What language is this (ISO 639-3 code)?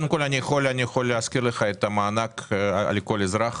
heb